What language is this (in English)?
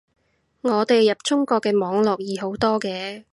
Cantonese